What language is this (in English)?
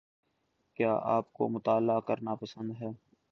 Urdu